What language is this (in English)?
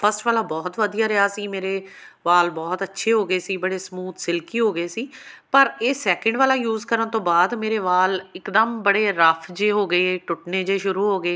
Punjabi